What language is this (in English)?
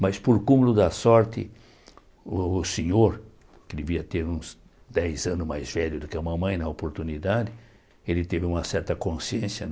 Portuguese